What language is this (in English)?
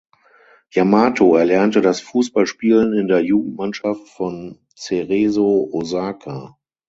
German